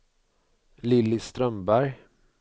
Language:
Swedish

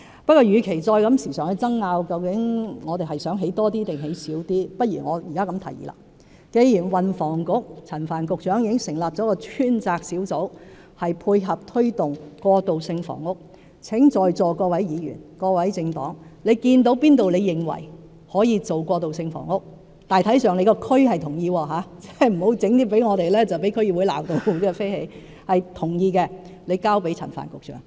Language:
Cantonese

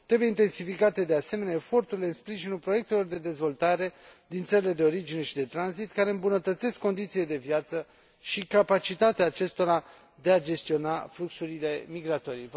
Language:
Romanian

